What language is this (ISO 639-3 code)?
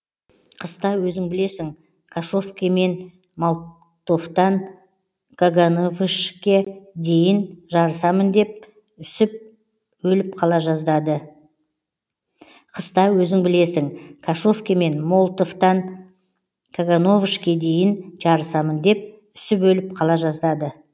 kaz